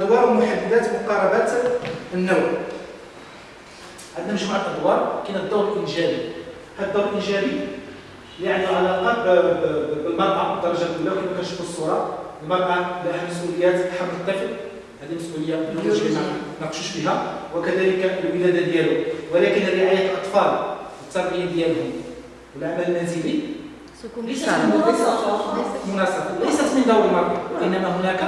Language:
Arabic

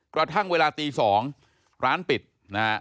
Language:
Thai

